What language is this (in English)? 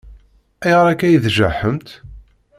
Kabyle